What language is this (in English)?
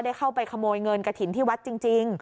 Thai